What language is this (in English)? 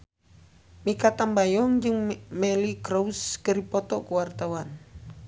Sundanese